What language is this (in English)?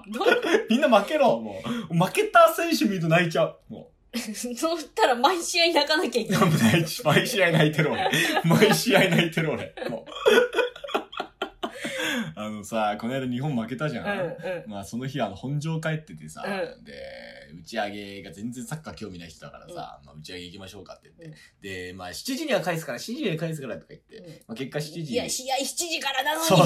Japanese